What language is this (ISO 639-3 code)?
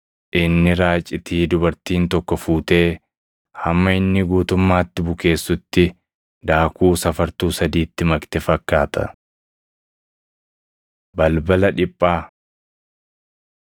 orm